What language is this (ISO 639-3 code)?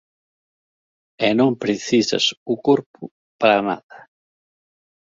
glg